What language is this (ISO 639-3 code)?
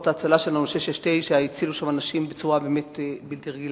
heb